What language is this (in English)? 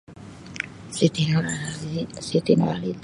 Sabah Malay